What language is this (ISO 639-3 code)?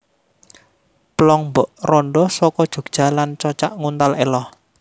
jav